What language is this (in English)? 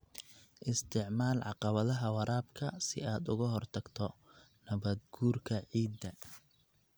Somali